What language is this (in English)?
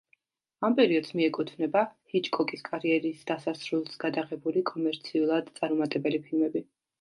Georgian